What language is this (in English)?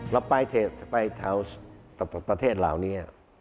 Thai